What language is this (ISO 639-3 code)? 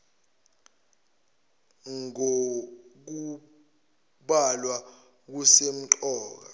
zul